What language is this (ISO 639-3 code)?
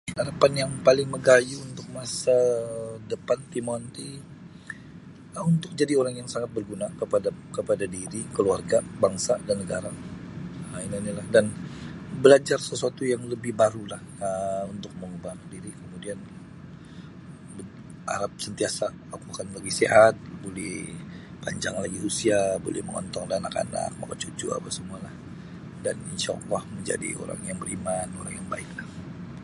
bsy